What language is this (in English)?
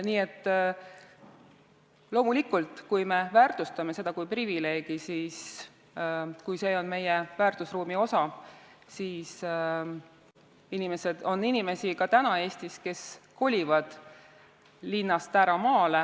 Estonian